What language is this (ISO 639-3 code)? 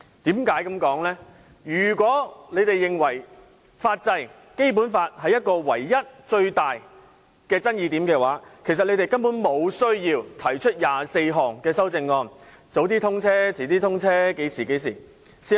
yue